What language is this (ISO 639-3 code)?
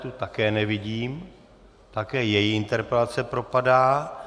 ces